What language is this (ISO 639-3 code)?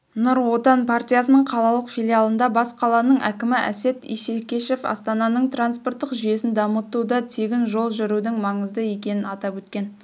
kaz